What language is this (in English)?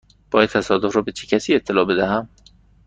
Persian